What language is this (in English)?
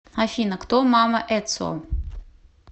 Russian